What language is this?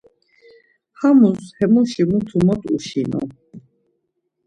Laz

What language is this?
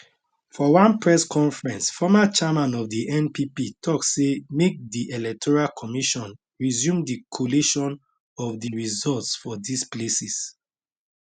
Nigerian Pidgin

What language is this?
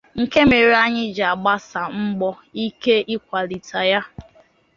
Igbo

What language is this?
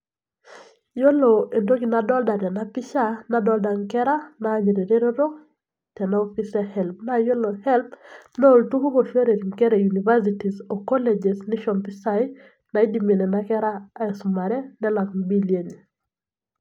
Masai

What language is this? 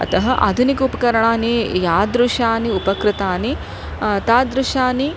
Sanskrit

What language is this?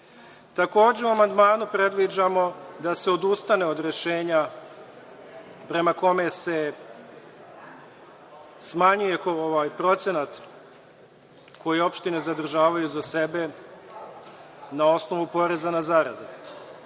Serbian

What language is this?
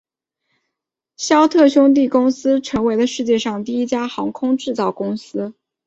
Chinese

